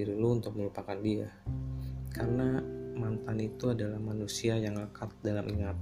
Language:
Indonesian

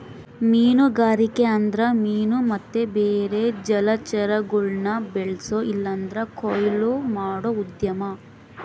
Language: Kannada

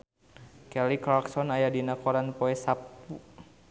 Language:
Sundanese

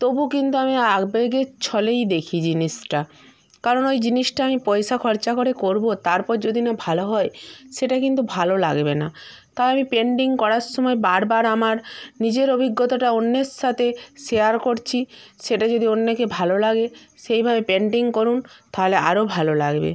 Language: Bangla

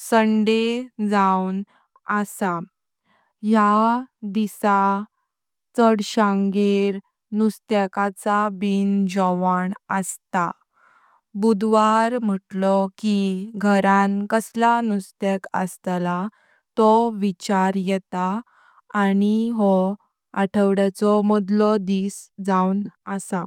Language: Konkani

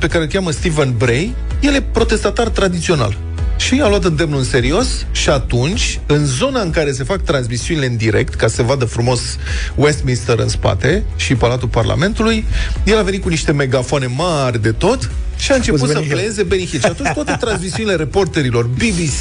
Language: Romanian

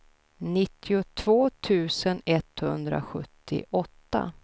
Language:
Swedish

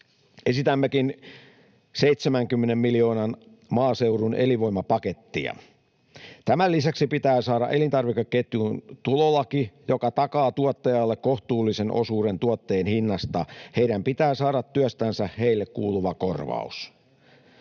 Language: Finnish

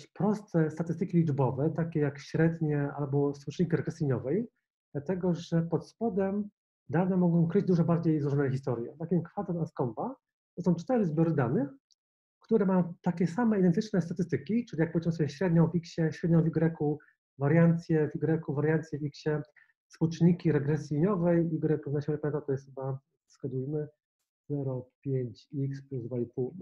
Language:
Polish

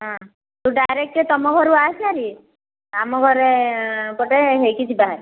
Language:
Odia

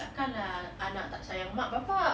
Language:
English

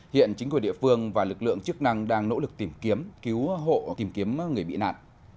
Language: Vietnamese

